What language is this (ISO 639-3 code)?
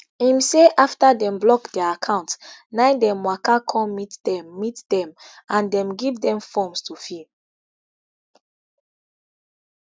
pcm